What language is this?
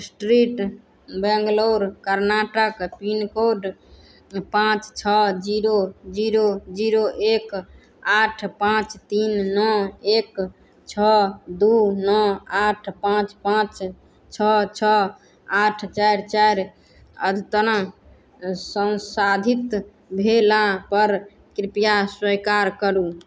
Maithili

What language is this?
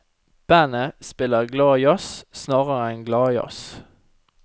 Norwegian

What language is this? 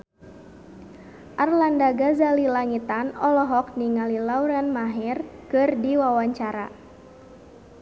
Sundanese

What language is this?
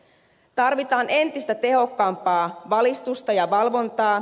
Finnish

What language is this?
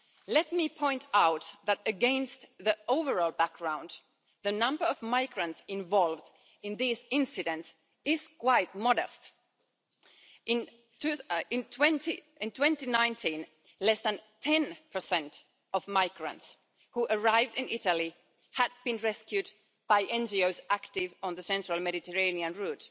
English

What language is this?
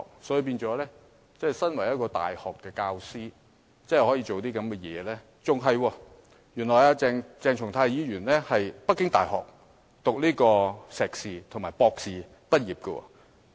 Cantonese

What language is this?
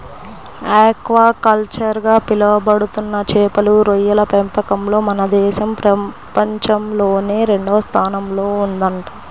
Telugu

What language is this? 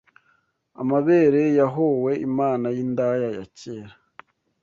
Kinyarwanda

